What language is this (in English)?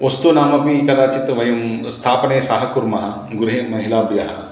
Sanskrit